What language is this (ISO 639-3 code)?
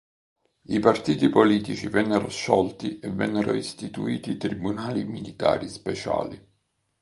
ita